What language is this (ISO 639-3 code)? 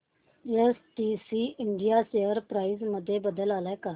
mar